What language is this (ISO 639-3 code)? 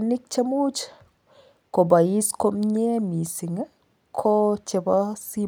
kln